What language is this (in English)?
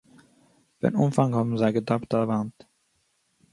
Yiddish